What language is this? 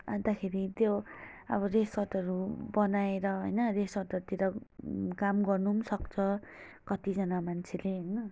Nepali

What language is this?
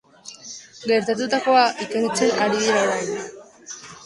Basque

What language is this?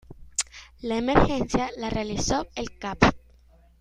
Spanish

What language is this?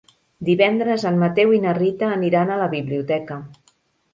Catalan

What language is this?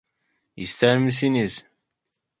Turkish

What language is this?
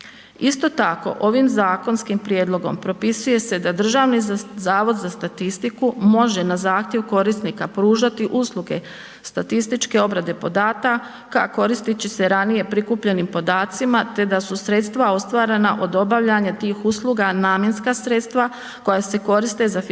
Croatian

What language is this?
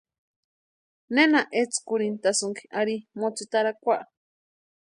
Western Highland Purepecha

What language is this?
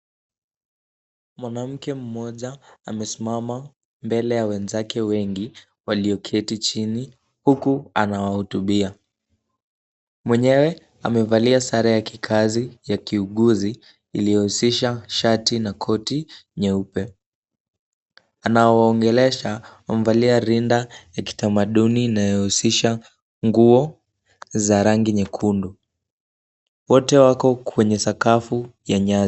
Swahili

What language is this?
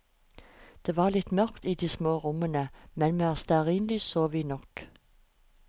Norwegian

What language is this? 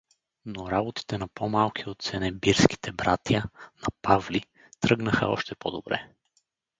Bulgarian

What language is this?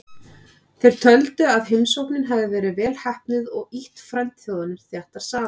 Icelandic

